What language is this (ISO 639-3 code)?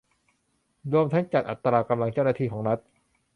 tha